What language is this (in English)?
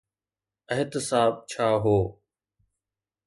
Sindhi